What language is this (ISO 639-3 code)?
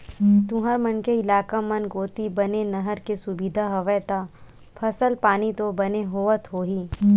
hne